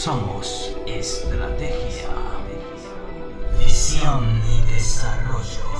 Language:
Spanish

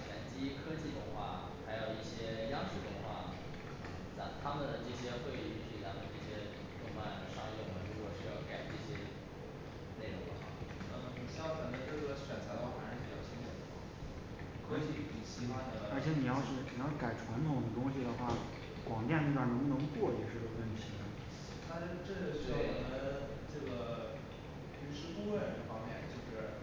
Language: Chinese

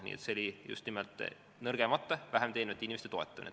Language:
Estonian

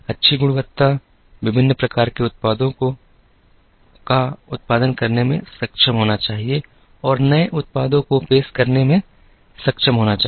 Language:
Hindi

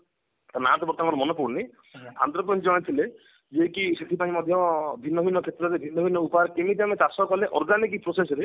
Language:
Odia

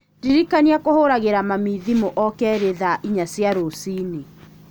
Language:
Kikuyu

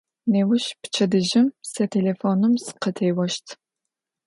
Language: Adyghe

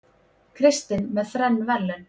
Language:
Icelandic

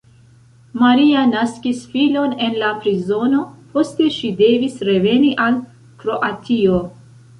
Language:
Esperanto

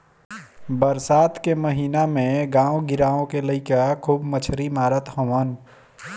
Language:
Bhojpuri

